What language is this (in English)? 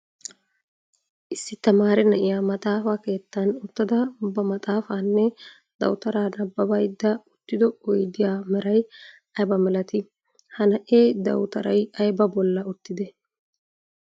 Wolaytta